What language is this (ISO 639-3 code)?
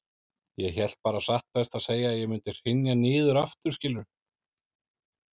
isl